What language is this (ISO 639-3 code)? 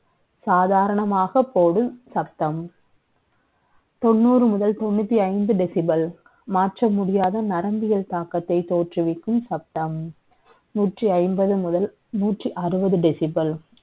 tam